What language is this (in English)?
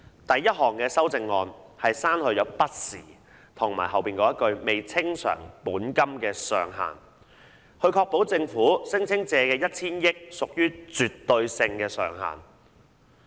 Cantonese